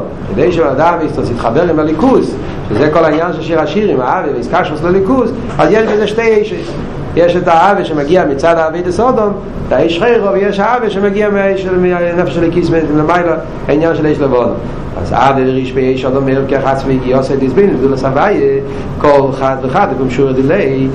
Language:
Hebrew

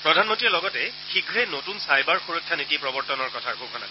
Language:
Assamese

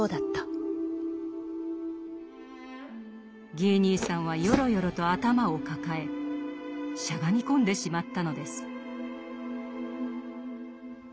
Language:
Japanese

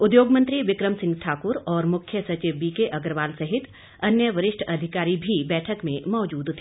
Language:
Hindi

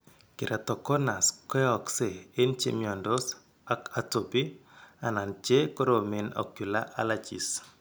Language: Kalenjin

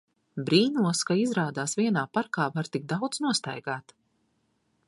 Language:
Latvian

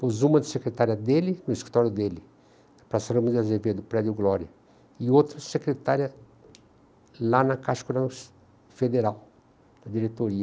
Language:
Portuguese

